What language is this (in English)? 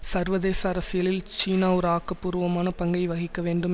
Tamil